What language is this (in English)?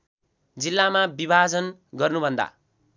Nepali